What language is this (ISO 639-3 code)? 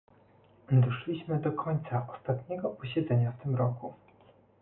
pol